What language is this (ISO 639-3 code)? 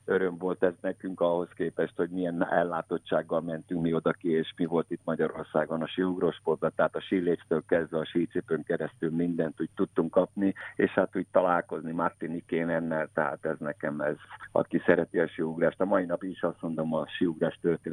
hun